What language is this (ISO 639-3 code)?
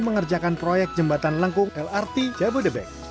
ind